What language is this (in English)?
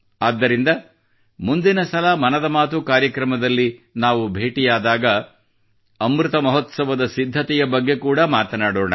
Kannada